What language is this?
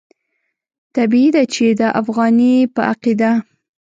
Pashto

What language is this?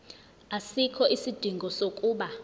Zulu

